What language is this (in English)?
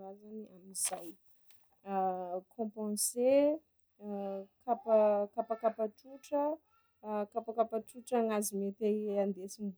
Sakalava Malagasy